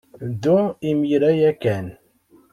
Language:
Kabyle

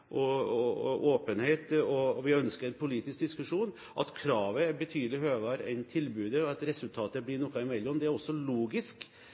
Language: Norwegian Bokmål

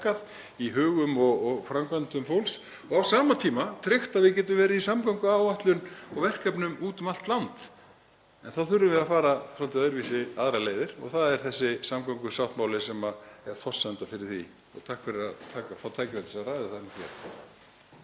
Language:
Icelandic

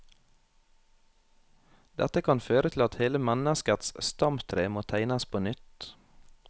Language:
Norwegian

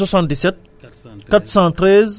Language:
Wolof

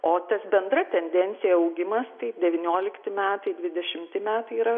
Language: Lithuanian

